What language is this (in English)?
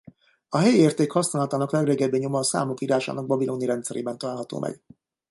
Hungarian